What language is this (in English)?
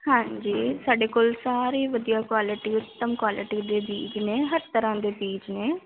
Punjabi